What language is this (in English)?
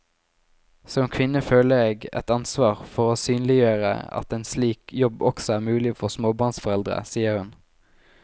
Norwegian